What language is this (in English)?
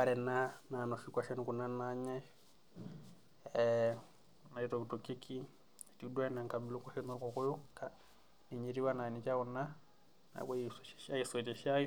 Masai